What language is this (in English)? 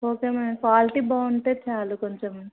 Telugu